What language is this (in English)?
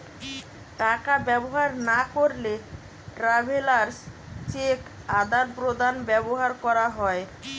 Bangla